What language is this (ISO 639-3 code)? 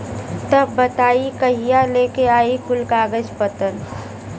bho